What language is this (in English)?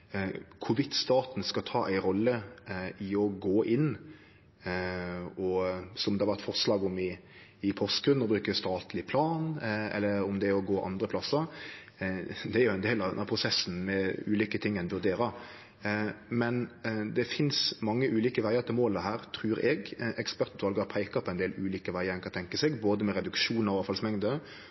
Norwegian Nynorsk